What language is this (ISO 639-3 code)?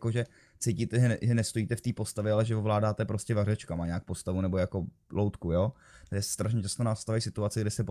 ces